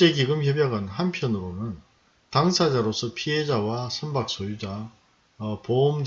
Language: Korean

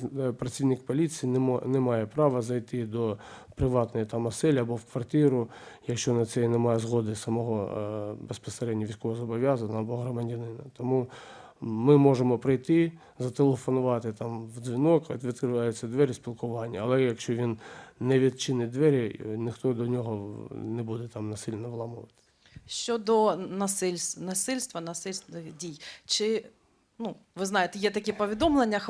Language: Ukrainian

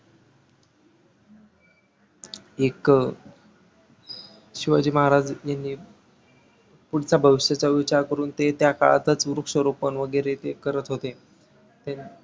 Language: Marathi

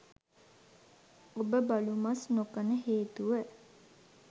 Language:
Sinhala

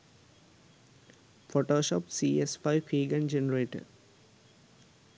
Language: Sinhala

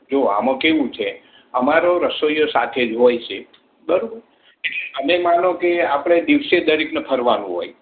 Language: Gujarati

